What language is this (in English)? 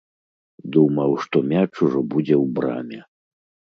Belarusian